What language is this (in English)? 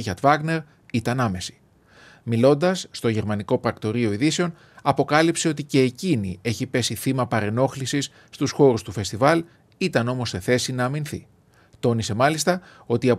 Greek